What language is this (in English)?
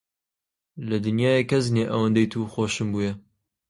Central Kurdish